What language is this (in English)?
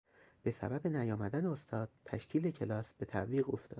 Persian